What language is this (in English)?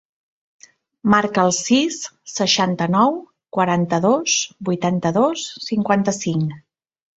Catalan